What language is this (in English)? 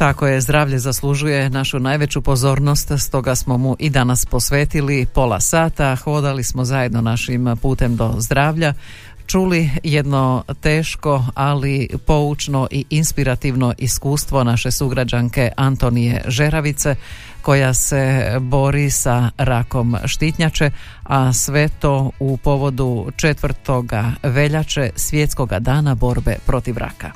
Croatian